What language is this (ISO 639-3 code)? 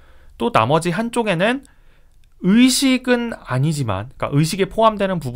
kor